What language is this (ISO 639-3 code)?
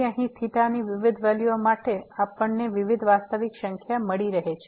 guj